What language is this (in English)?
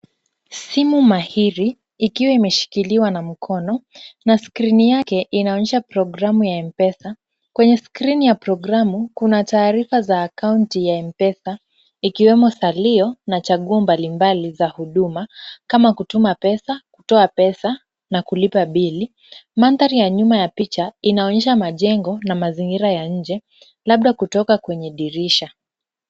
Swahili